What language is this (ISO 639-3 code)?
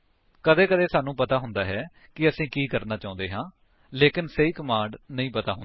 pan